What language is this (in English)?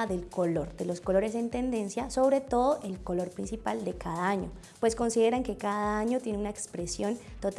Spanish